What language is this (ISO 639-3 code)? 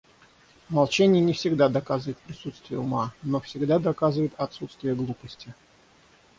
rus